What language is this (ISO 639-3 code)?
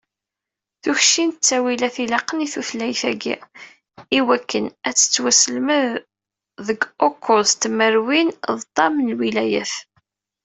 kab